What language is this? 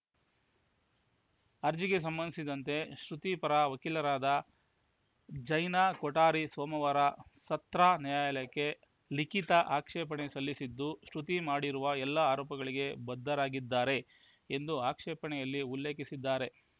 Kannada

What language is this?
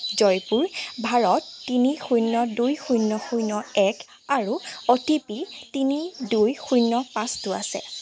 Assamese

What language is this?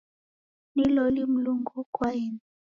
Taita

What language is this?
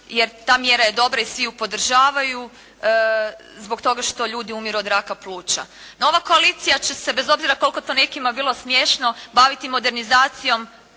Croatian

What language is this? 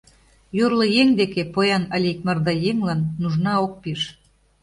Mari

